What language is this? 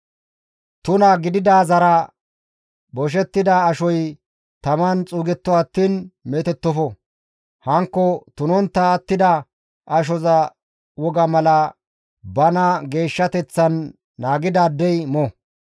Gamo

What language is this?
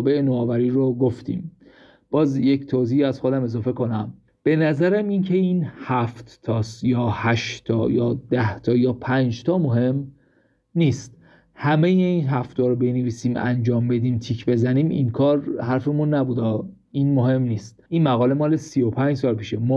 Persian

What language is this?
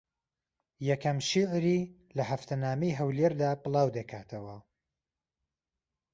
Central Kurdish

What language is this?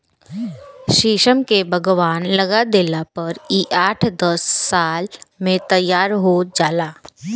Bhojpuri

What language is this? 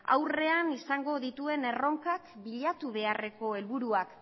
Basque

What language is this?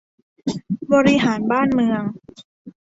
Thai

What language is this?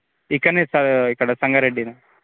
Telugu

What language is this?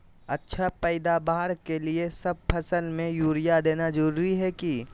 Magahi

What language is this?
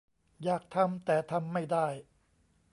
Thai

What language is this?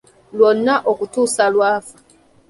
Ganda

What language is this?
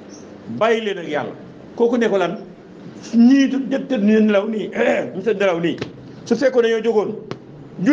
Arabic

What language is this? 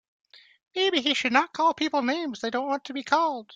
English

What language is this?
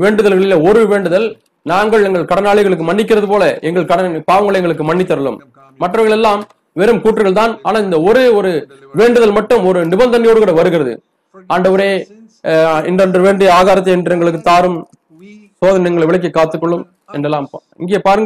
Tamil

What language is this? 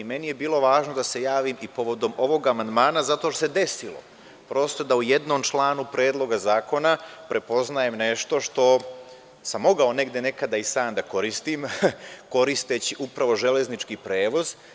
Serbian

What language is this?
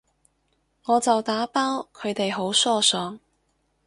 Cantonese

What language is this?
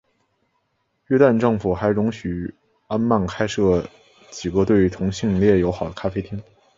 Chinese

